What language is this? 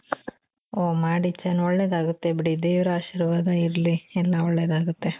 Kannada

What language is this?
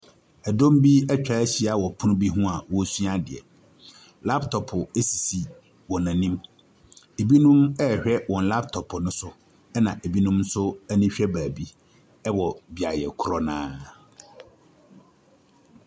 Akan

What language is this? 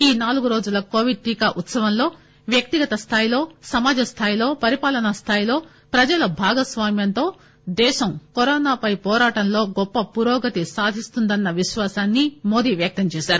Telugu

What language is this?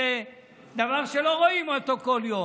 Hebrew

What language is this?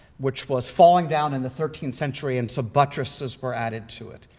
English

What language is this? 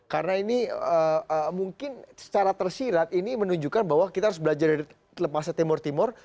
Indonesian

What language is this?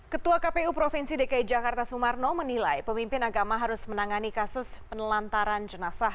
Indonesian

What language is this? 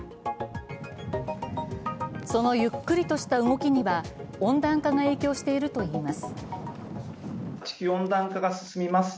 Japanese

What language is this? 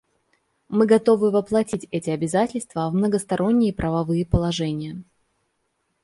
Russian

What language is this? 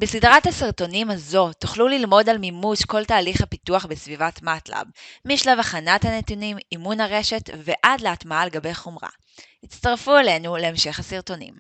Hebrew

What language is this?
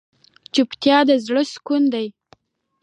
Pashto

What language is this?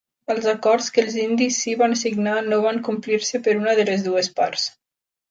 Catalan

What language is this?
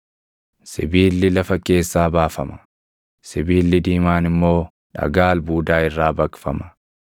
Oromo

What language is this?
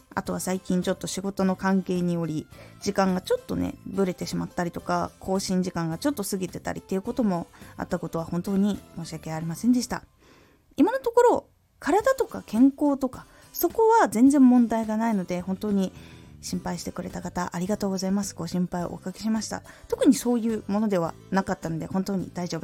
Japanese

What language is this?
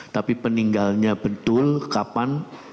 Indonesian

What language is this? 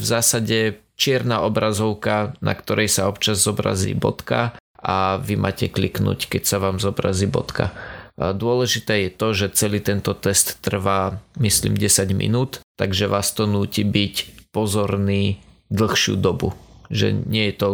Slovak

